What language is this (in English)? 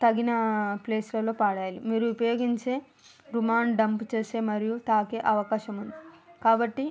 Telugu